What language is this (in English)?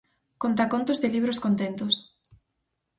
Galician